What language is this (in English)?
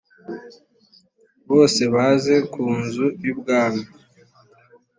Kinyarwanda